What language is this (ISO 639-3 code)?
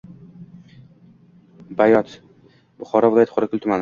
uzb